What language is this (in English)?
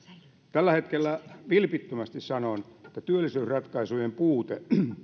Finnish